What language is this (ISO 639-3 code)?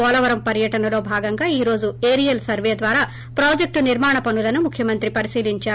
tel